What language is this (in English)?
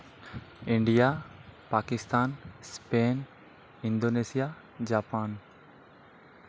Santali